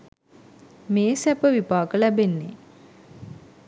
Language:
Sinhala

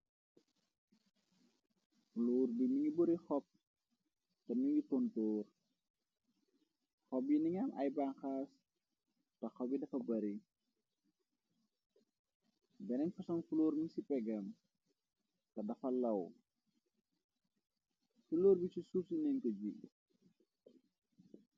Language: Wolof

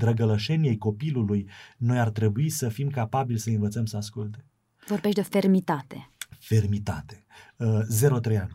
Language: Romanian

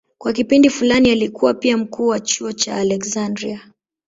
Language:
Swahili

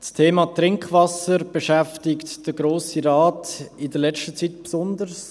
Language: Swiss German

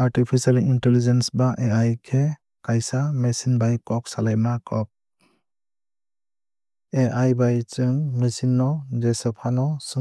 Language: Kok Borok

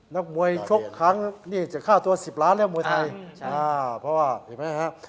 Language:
Thai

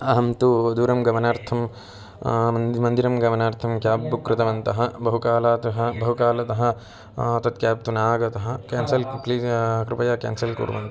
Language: Sanskrit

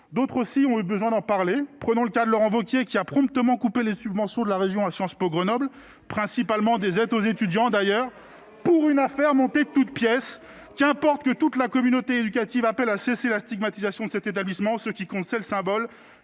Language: French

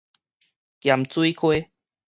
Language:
Min Nan Chinese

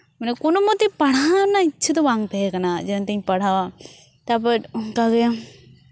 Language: Santali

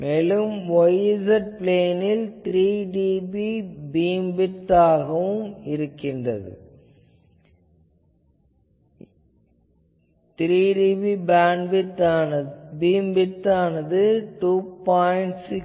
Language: Tamil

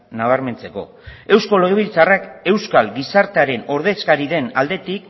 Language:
Basque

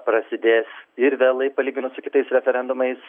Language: Lithuanian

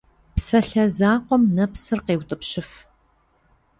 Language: Kabardian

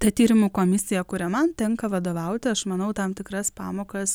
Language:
Lithuanian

